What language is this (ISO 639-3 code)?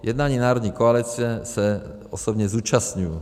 ces